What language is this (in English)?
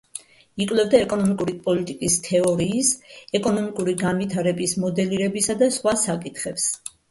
Georgian